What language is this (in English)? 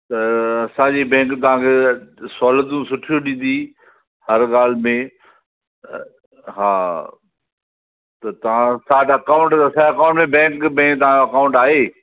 Sindhi